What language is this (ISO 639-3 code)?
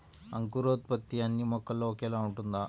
tel